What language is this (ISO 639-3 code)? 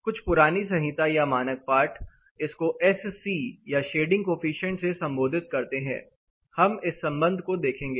hin